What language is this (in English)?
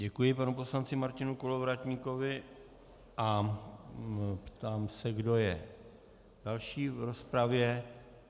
Czech